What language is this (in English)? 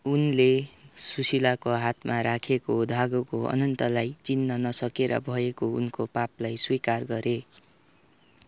Nepali